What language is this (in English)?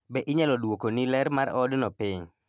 Luo (Kenya and Tanzania)